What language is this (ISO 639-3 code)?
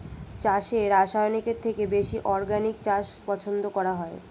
ben